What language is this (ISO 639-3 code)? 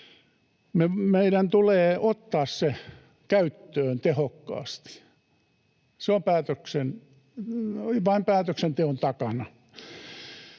fin